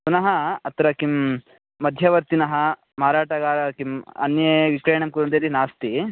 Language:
Sanskrit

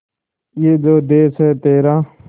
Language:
Hindi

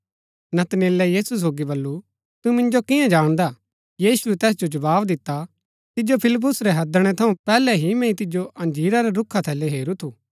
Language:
Gaddi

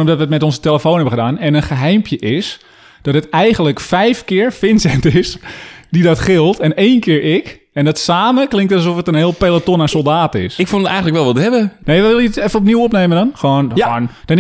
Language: Dutch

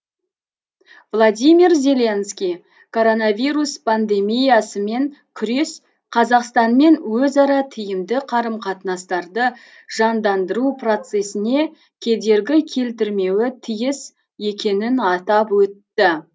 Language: Kazakh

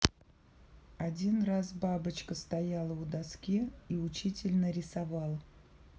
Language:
Russian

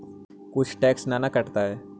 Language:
Magahi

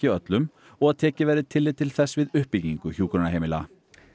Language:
Icelandic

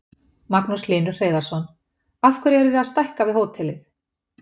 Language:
Icelandic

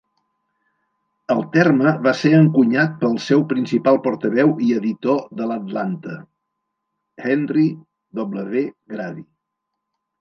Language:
Catalan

